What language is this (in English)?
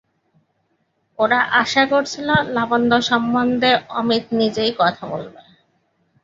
Bangla